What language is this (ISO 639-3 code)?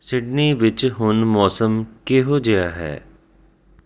pan